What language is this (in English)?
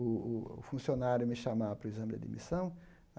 Portuguese